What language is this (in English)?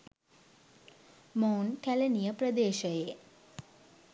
Sinhala